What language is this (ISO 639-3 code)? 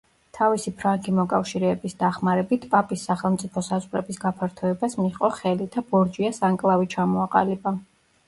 kat